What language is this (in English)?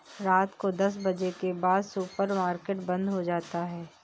Hindi